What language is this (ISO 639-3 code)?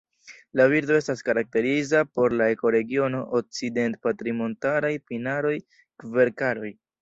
epo